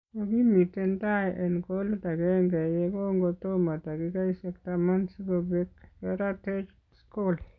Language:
Kalenjin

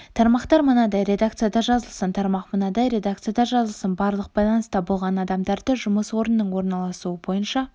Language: Kazakh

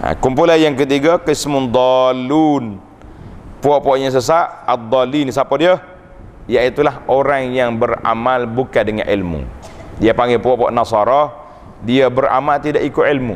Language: Malay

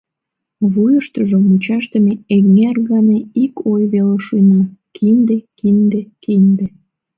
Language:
Mari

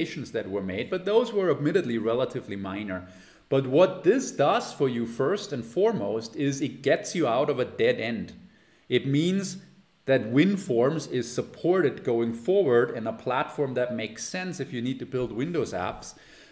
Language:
English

